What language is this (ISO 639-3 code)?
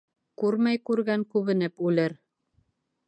bak